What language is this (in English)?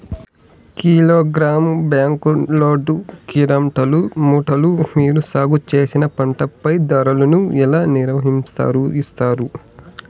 Telugu